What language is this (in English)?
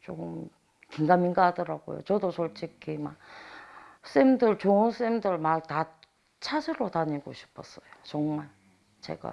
Korean